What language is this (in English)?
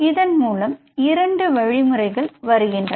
Tamil